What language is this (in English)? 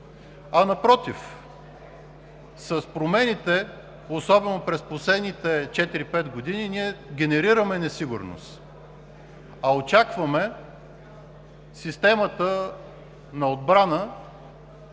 Bulgarian